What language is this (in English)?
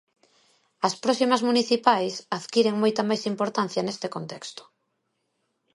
Galician